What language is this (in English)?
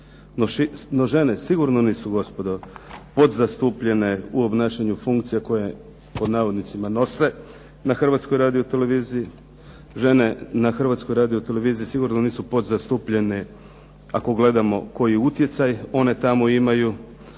Croatian